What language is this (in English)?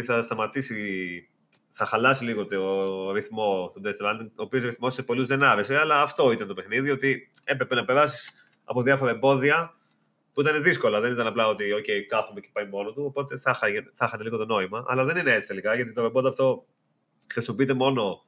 Greek